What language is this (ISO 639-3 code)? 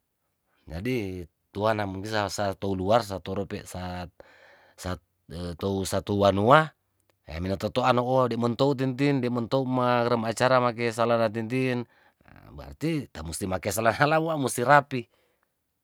tdn